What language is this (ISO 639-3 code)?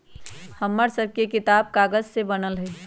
mag